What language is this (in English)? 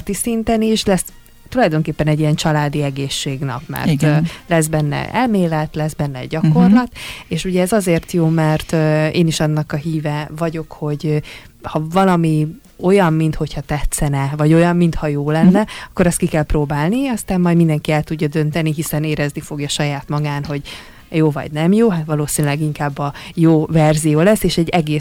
Hungarian